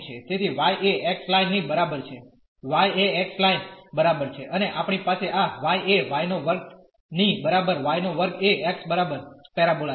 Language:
Gujarati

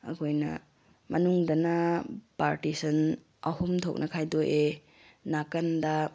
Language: Manipuri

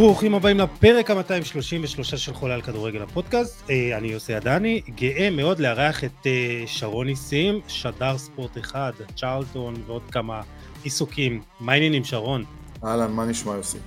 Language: Hebrew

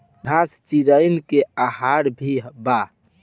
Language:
Bhojpuri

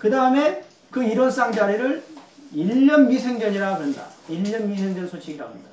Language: Korean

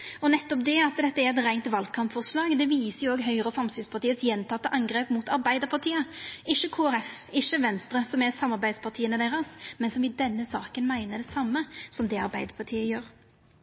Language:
Norwegian Nynorsk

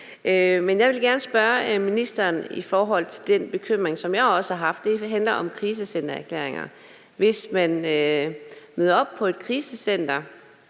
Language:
Danish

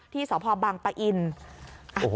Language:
Thai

